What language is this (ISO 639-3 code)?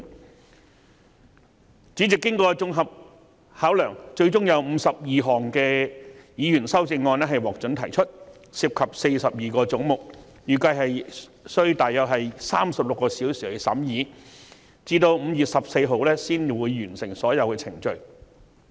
yue